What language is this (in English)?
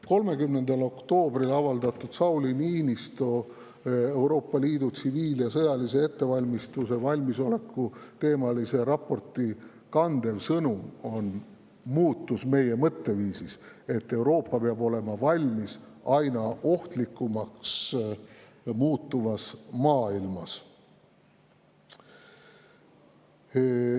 Estonian